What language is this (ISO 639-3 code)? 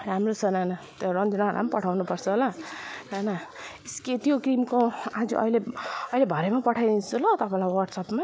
nep